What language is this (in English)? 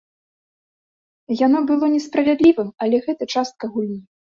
Belarusian